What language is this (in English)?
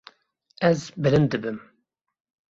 Kurdish